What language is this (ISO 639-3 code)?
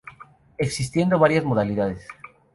spa